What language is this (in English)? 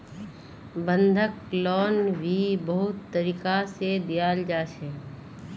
Magahi